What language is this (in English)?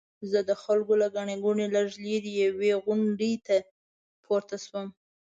Pashto